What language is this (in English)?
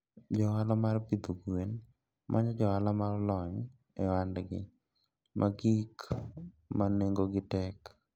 Luo (Kenya and Tanzania)